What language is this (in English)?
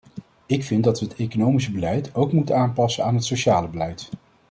Dutch